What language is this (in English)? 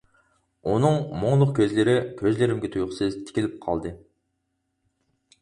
Uyghur